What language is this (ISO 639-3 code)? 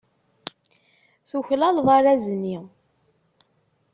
kab